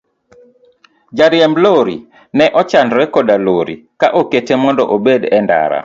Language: Luo (Kenya and Tanzania)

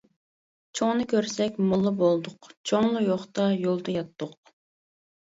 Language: Uyghur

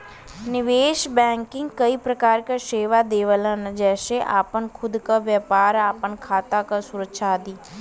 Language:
Bhojpuri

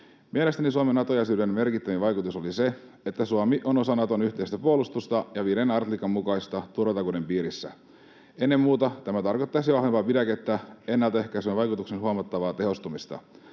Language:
Finnish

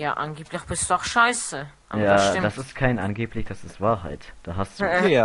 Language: German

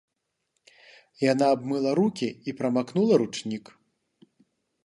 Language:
Belarusian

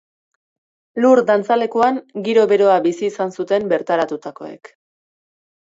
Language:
Basque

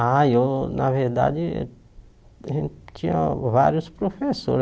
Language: Portuguese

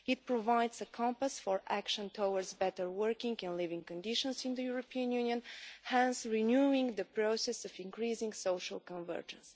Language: English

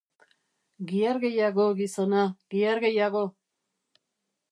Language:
Basque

